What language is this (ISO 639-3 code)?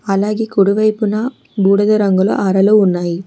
tel